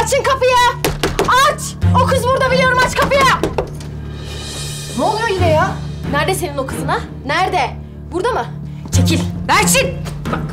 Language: Turkish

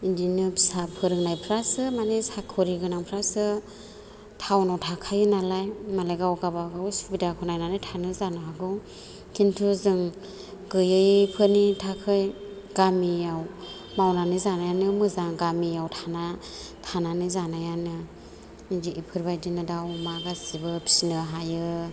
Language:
Bodo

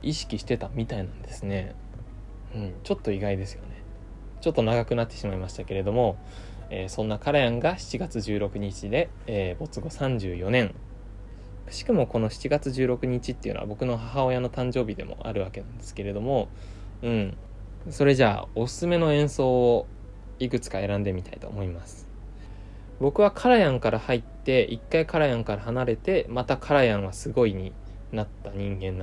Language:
Japanese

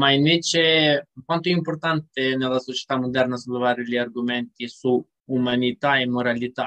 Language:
Italian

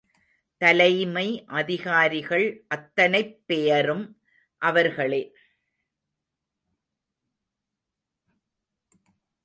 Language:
Tamil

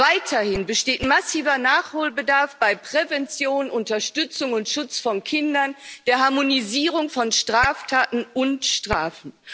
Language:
German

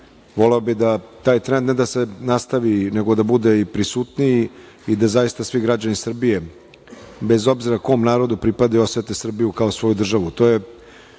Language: Serbian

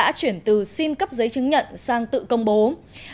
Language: Vietnamese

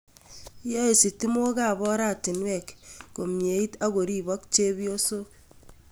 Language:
Kalenjin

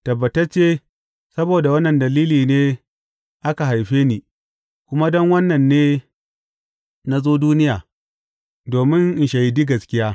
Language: Hausa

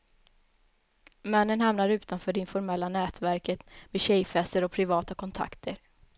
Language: Swedish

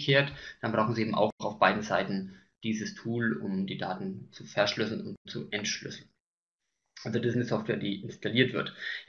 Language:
German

